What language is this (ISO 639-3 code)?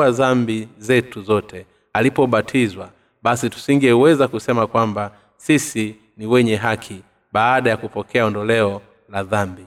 swa